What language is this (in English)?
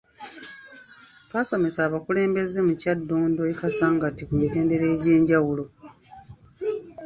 Ganda